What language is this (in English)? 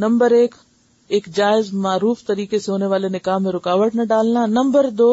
Urdu